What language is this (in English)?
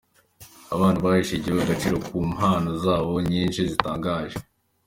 Kinyarwanda